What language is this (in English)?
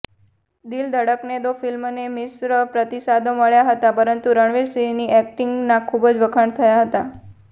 Gujarati